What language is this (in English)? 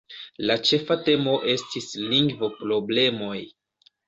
Esperanto